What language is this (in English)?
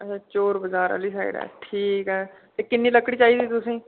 Dogri